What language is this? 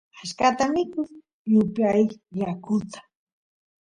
Santiago del Estero Quichua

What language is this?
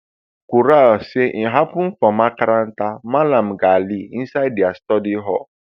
Nigerian Pidgin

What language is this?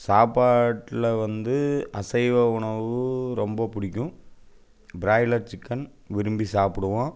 Tamil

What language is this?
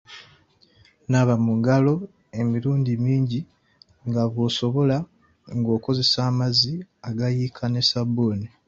Ganda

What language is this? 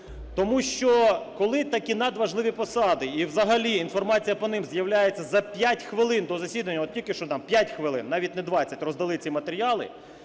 Ukrainian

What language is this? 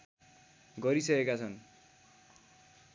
Nepali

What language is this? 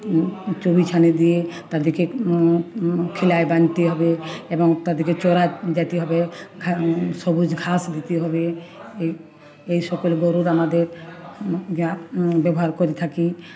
Bangla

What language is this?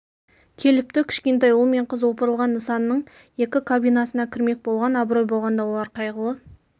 Kazakh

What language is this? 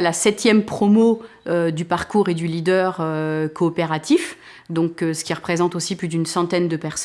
French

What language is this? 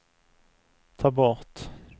Swedish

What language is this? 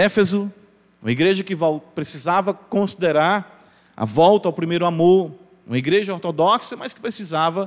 Portuguese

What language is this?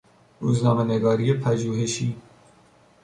Persian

